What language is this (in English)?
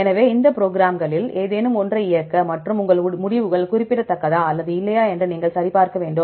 Tamil